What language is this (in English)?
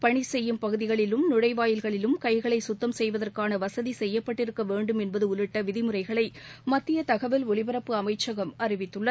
Tamil